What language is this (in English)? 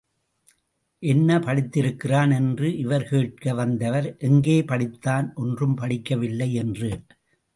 Tamil